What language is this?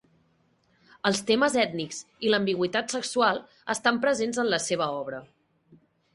Catalan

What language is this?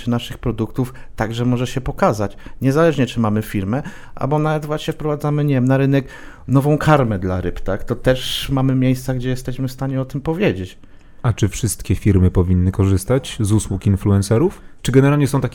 Polish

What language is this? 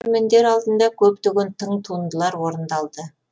Kazakh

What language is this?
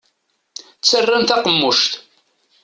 Kabyle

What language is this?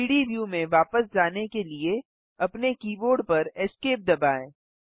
Hindi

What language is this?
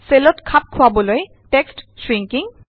Assamese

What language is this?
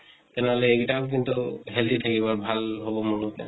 Assamese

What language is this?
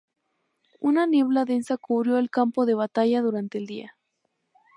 Spanish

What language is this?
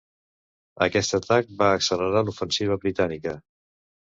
Catalan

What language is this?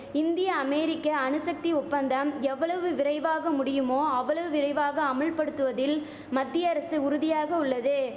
Tamil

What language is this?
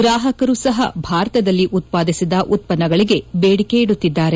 Kannada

